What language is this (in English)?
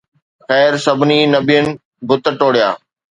Sindhi